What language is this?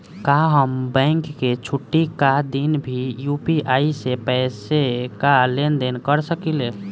Bhojpuri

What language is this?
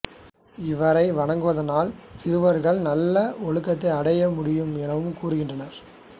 Tamil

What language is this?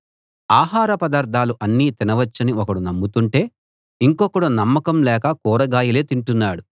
Telugu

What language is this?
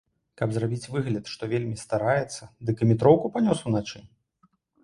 Belarusian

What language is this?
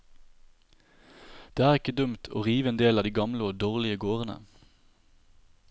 Norwegian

